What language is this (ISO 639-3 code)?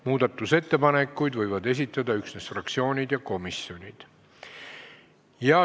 est